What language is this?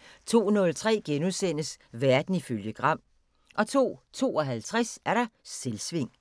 Danish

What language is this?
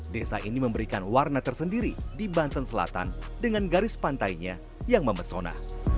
Indonesian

